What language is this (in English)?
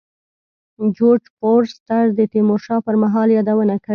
Pashto